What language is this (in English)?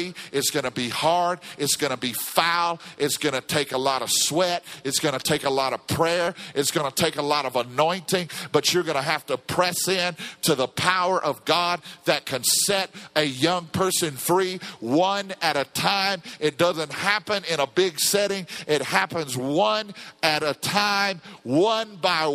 English